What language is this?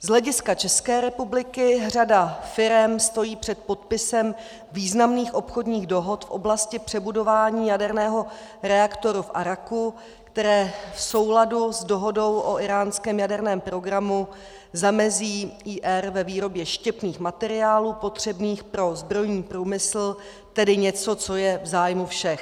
Czech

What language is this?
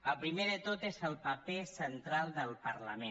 Catalan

